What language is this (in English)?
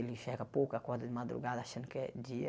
Portuguese